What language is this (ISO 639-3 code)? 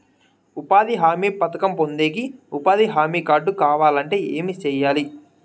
tel